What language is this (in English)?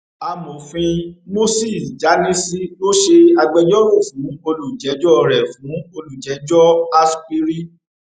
Yoruba